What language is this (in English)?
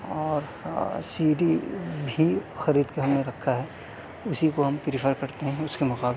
Urdu